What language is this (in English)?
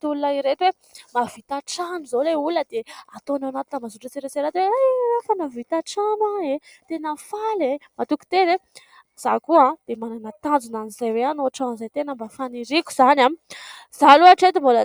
Malagasy